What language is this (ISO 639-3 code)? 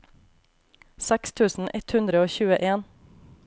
nor